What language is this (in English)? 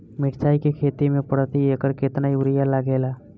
Bhojpuri